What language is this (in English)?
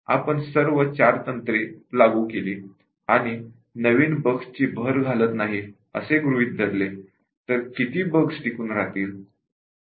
Marathi